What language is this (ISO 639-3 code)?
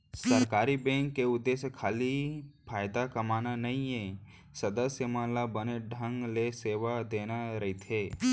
hne